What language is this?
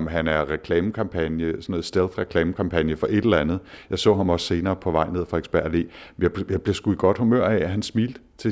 Danish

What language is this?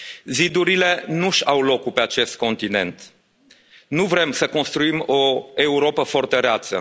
Romanian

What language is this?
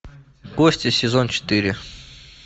Russian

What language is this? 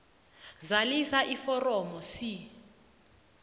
South Ndebele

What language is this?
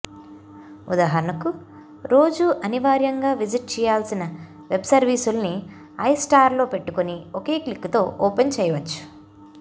Telugu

